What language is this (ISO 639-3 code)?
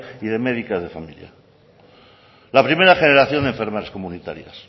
spa